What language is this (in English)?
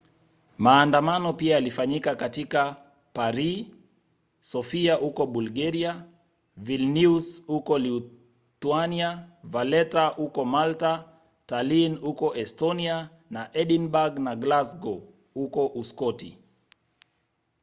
Swahili